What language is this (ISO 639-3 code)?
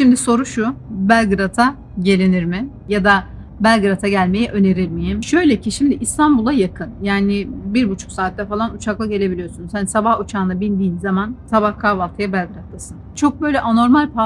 tur